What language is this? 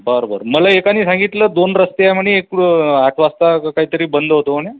Marathi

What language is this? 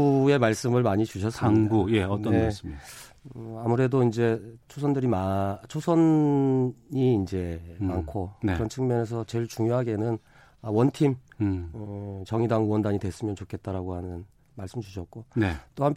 Korean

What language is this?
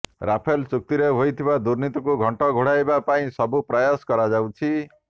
Odia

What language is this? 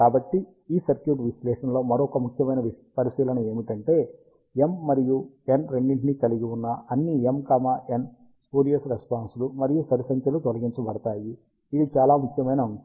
Telugu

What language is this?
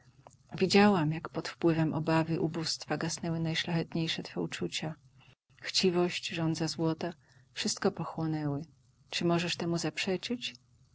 Polish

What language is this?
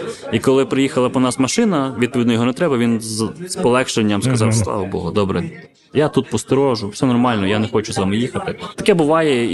Ukrainian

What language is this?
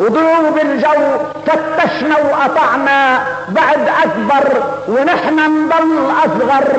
Arabic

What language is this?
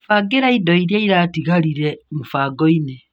Kikuyu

